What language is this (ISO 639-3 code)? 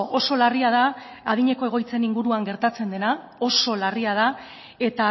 eus